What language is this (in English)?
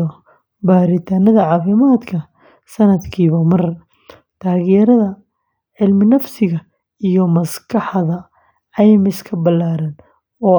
Somali